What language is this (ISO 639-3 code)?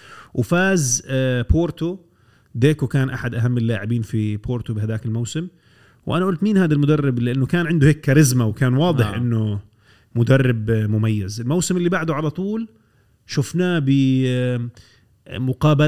ara